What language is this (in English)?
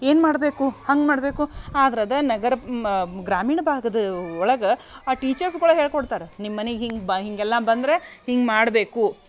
Kannada